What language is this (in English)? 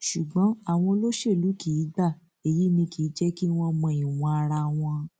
Yoruba